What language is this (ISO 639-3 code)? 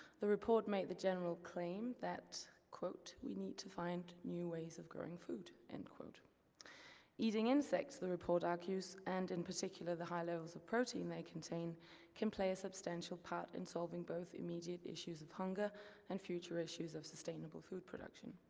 eng